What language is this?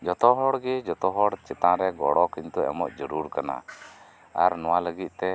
Santali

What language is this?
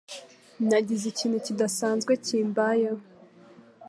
Kinyarwanda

